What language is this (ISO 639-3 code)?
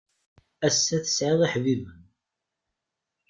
kab